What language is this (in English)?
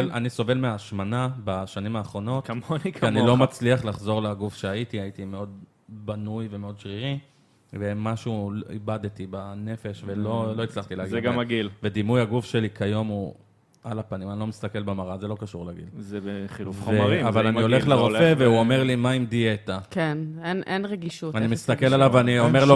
Hebrew